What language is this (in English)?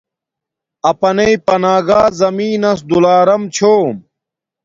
Domaaki